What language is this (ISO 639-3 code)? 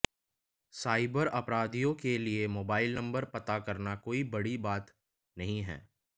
hin